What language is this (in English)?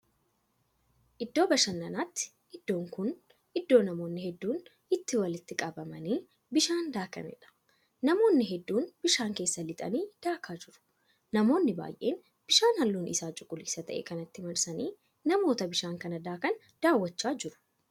Oromo